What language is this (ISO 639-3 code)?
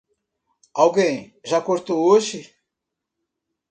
por